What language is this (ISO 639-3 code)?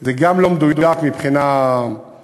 heb